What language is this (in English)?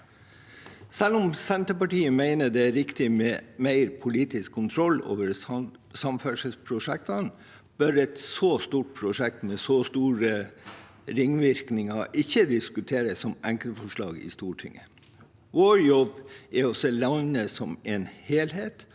Norwegian